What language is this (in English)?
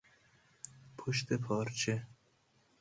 Persian